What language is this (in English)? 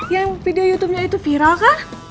Indonesian